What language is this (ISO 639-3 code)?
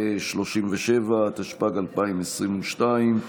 heb